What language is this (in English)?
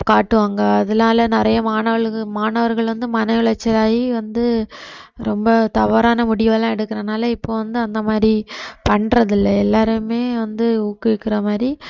Tamil